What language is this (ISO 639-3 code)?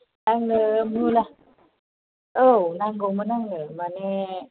brx